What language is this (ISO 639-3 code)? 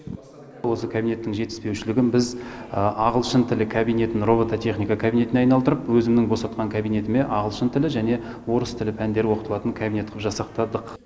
kaz